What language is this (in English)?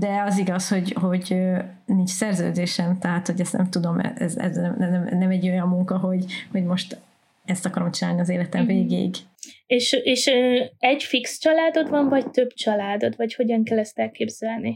Hungarian